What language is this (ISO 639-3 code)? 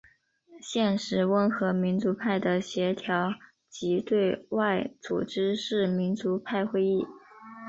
zho